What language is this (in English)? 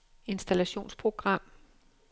Danish